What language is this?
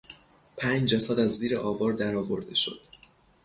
Persian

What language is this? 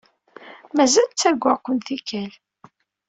Kabyle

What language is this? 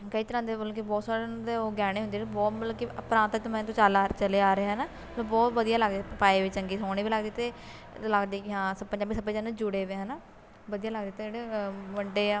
Punjabi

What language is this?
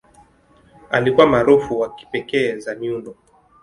Swahili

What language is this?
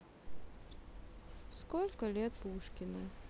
Russian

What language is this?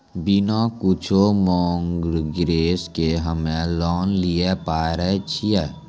Maithili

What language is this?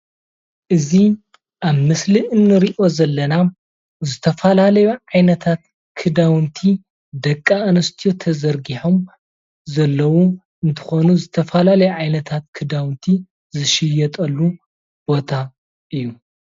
Tigrinya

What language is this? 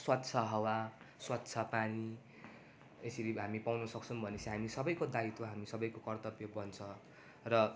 Nepali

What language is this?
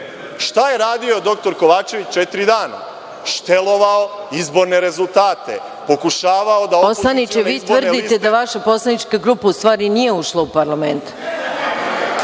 Serbian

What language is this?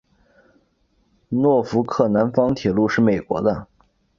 Chinese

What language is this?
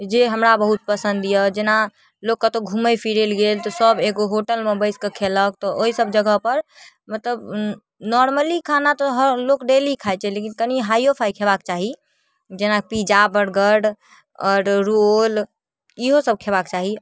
Maithili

